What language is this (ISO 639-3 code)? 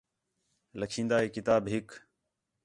xhe